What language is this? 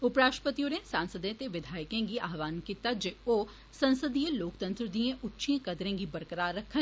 Dogri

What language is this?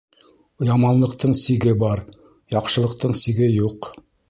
Bashkir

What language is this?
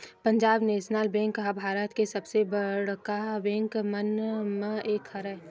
Chhattisgarhi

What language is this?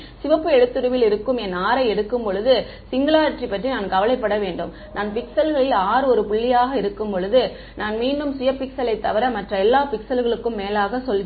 Tamil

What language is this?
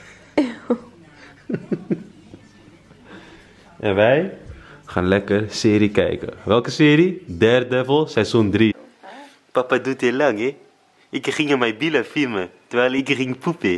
Dutch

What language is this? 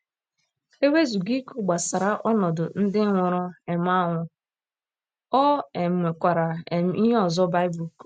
Igbo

